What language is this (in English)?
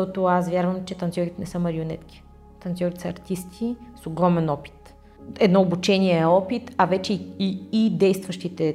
Bulgarian